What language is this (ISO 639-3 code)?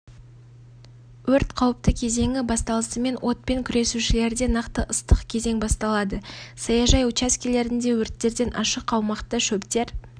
kaz